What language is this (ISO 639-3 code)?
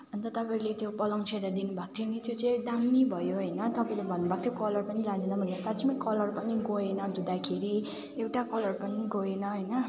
nep